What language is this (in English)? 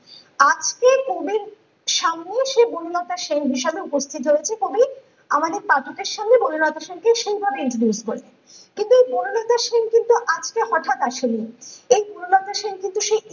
Bangla